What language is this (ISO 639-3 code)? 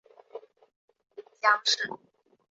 zho